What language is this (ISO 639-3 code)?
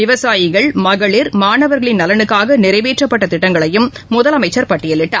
tam